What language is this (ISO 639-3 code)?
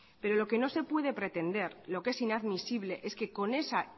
spa